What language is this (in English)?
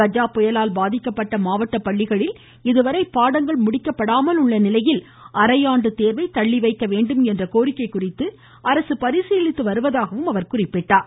Tamil